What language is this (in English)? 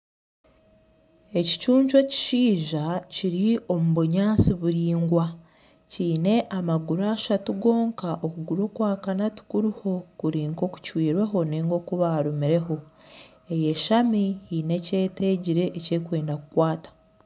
Nyankole